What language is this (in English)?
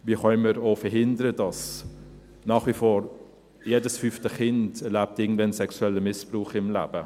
Swiss German